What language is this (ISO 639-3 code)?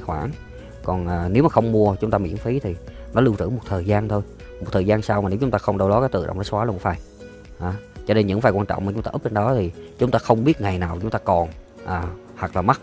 vie